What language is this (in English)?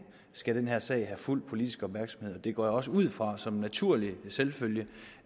Danish